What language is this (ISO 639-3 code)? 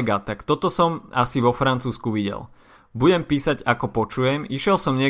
slk